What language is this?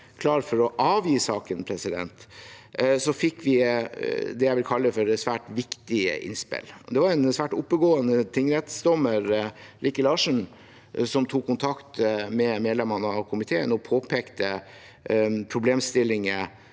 Norwegian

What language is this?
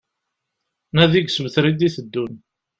Kabyle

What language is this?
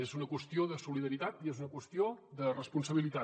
Catalan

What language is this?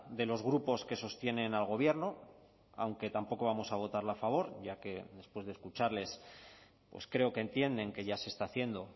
Spanish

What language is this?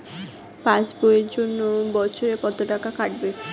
Bangla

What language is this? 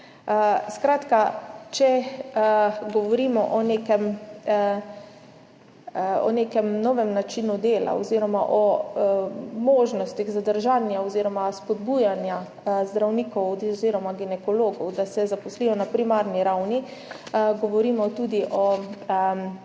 Slovenian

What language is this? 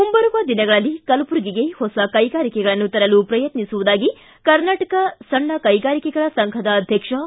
Kannada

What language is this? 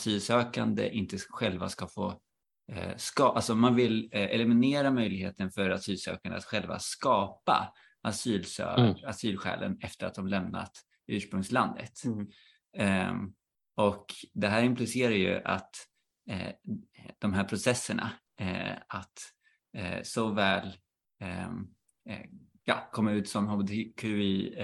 Swedish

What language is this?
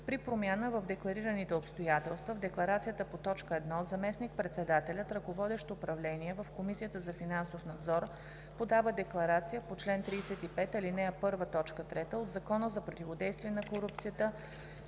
Bulgarian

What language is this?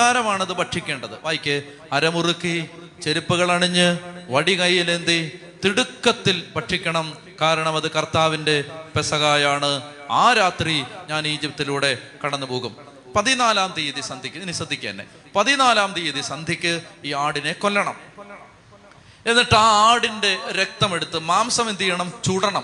Malayalam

